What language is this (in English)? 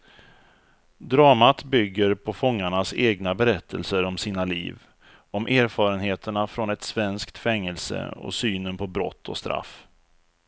Swedish